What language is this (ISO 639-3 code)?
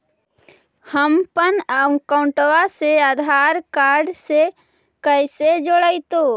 mag